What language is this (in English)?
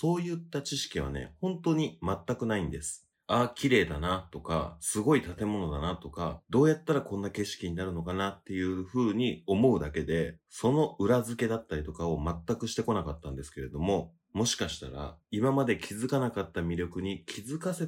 Japanese